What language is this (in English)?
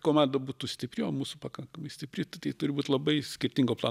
Lithuanian